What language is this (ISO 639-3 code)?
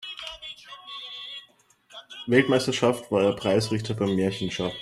deu